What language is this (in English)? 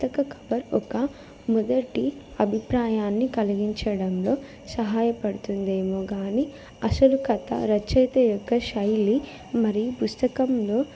Telugu